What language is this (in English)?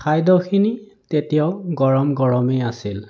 Assamese